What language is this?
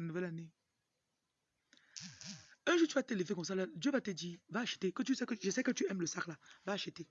French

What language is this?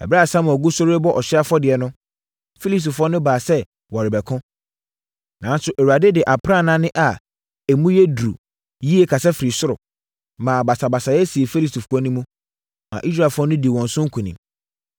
Akan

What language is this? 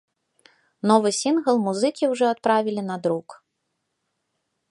Belarusian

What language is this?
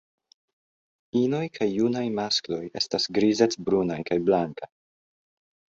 Esperanto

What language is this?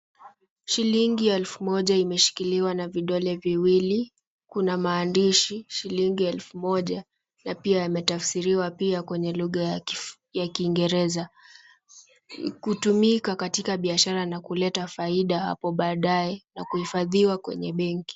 Swahili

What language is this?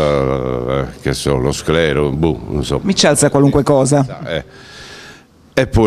Italian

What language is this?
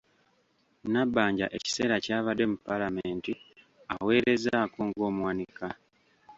Ganda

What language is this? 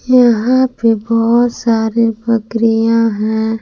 Hindi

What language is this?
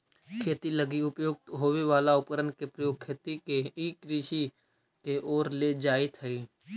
Magahi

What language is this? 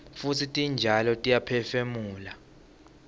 Swati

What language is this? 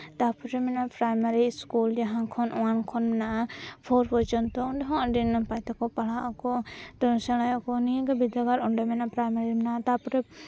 Santali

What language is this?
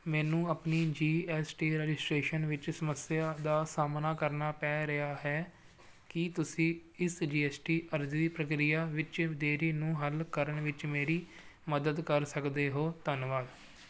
Punjabi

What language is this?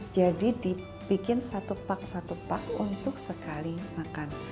Indonesian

